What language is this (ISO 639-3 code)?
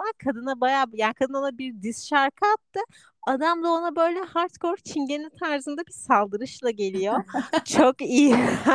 tur